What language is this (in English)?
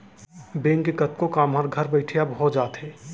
Chhattisgarhi